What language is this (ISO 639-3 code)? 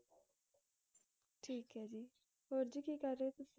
pan